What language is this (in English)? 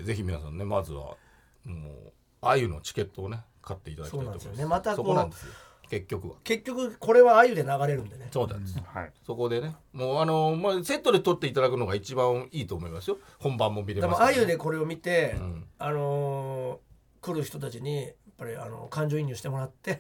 Japanese